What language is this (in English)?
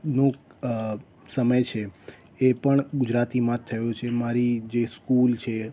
Gujarati